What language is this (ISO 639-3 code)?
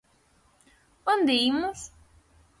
glg